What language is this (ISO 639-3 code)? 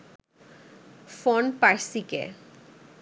ben